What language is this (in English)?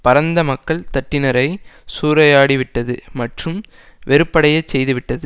Tamil